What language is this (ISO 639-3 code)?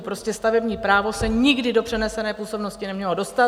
ces